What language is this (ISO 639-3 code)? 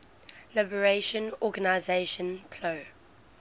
eng